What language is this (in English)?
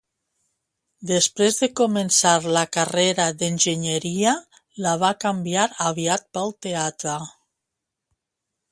Catalan